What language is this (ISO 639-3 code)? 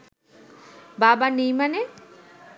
ben